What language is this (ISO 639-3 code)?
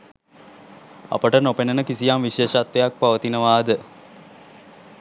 sin